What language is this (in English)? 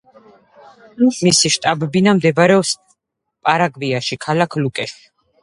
Georgian